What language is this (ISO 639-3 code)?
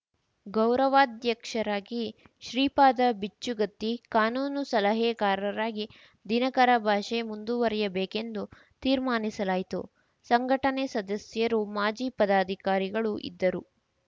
kan